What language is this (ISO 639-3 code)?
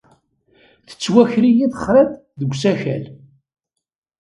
kab